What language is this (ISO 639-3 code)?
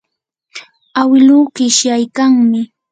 qur